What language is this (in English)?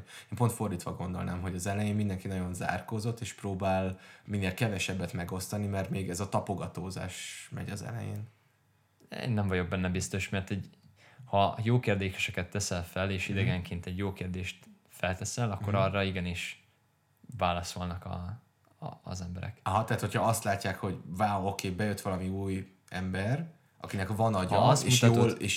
Hungarian